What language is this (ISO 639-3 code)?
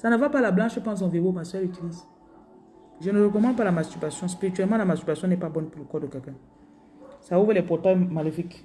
fra